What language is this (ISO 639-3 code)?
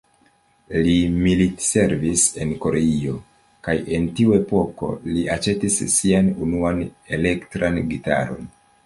epo